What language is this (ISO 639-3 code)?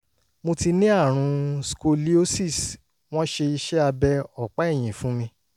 yor